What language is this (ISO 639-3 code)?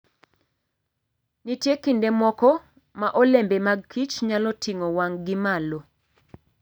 luo